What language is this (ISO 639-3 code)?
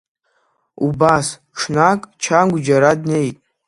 abk